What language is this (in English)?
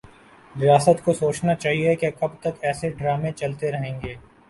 Urdu